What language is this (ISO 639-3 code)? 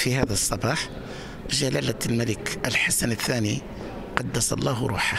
ara